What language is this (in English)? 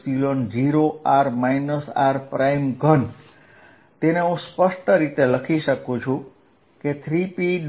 Gujarati